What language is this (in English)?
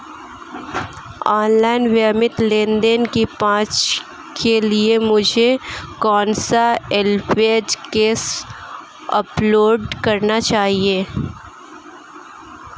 Hindi